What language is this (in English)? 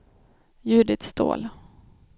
Swedish